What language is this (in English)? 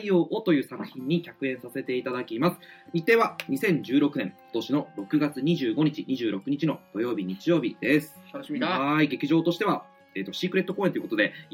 Japanese